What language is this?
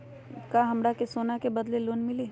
Magahi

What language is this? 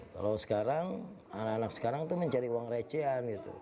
Indonesian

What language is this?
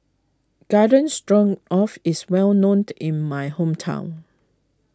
English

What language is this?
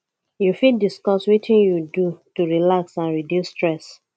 Nigerian Pidgin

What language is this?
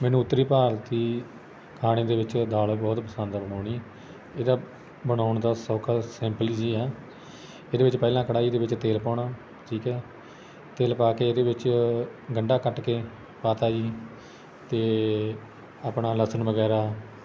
Punjabi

